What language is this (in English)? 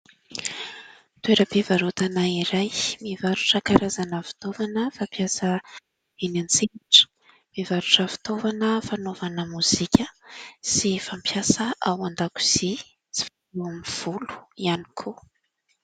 Malagasy